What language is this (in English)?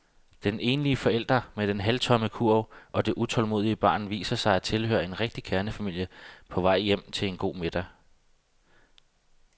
Danish